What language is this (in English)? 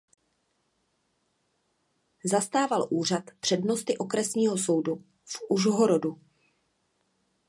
Czech